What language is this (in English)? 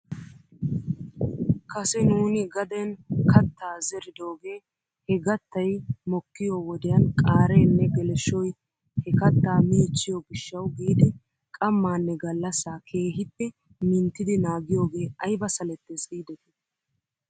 Wolaytta